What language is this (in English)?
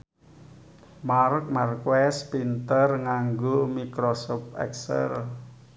Javanese